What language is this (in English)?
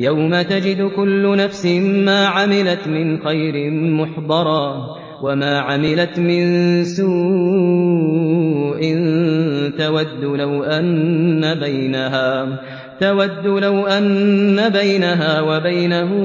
Arabic